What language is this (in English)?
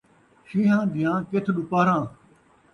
Saraiki